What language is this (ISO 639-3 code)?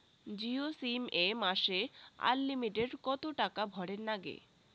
ben